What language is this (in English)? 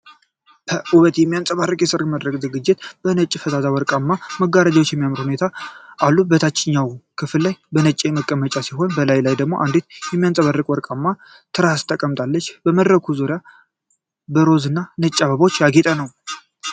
Amharic